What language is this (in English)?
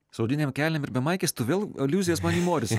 Lithuanian